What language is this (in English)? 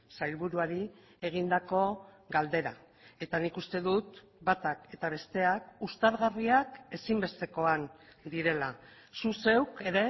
Basque